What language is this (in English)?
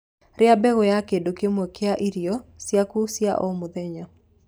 Kikuyu